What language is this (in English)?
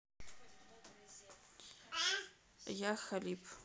Russian